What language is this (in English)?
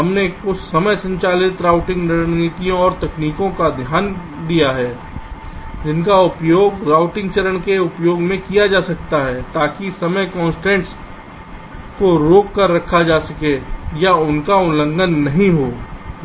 Hindi